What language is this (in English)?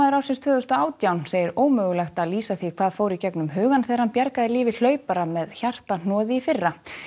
Icelandic